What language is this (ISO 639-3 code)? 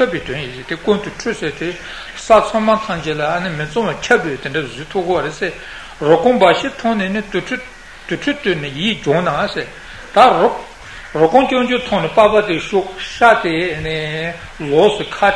ita